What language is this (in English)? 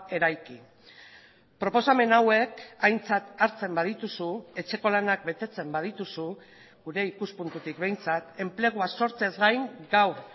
Basque